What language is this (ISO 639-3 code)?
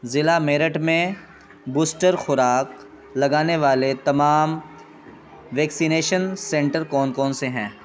urd